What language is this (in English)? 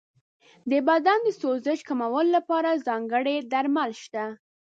Pashto